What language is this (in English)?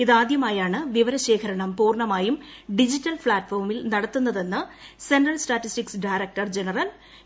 Malayalam